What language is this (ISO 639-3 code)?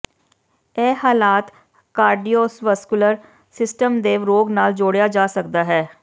pan